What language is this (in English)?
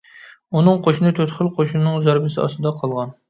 Uyghur